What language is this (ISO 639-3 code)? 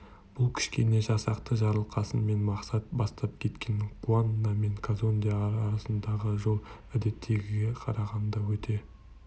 kaz